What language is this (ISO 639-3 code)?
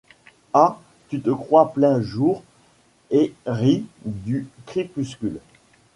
fra